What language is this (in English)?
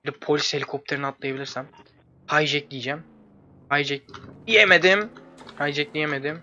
Turkish